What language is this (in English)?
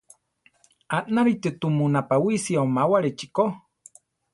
Central Tarahumara